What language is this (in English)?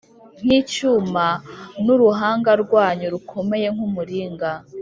Kinyarwanda